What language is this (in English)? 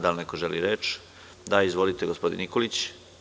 Serbian